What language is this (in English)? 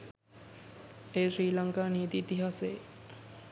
Sinhala